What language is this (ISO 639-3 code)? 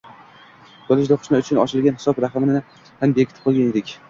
uzb